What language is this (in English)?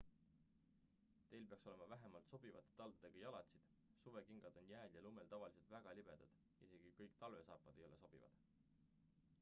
Estonian